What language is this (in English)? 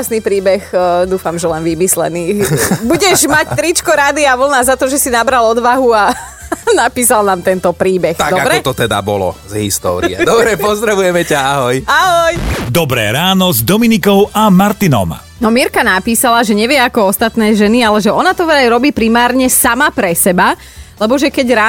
Slovak